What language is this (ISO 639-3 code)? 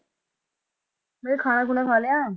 pan